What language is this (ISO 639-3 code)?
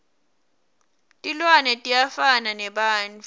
ssw